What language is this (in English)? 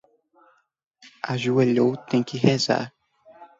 Portuguese